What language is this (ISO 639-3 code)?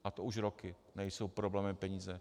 ces